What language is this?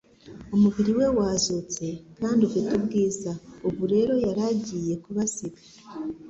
Kinyarwanda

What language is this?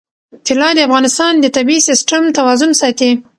Pashto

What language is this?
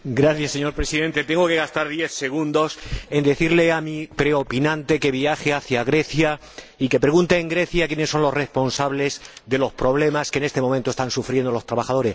Spanish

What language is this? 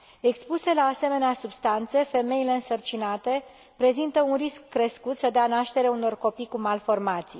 Romanian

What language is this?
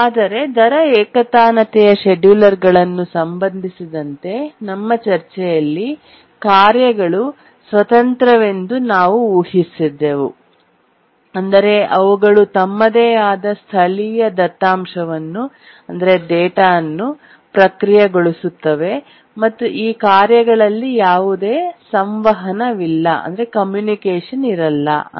Kannada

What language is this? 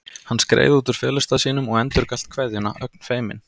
Icelandic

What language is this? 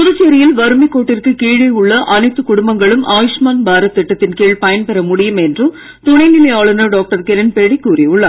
Tamil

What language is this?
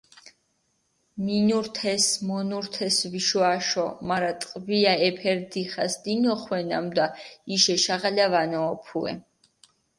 Mingrelian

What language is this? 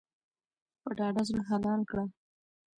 Pashto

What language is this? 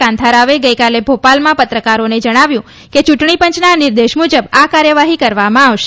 Gujarati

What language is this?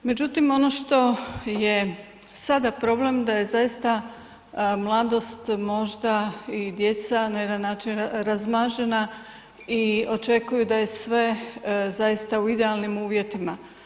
Croatian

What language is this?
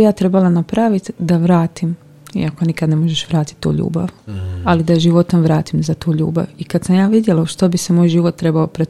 Croatian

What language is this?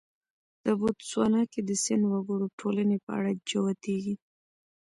Pashto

